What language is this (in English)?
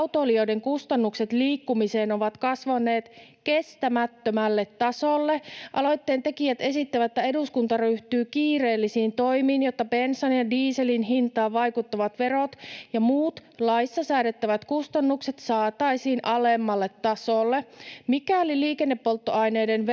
Finnish